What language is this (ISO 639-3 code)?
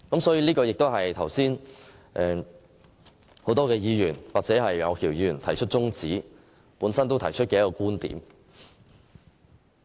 yue